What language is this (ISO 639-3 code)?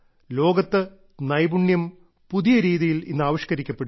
mal